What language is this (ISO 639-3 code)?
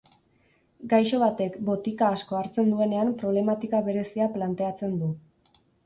eus